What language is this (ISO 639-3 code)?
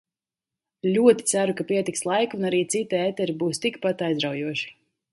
lav